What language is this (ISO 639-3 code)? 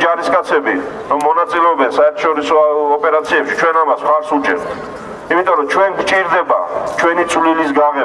fra